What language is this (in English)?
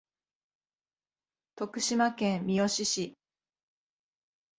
Japanese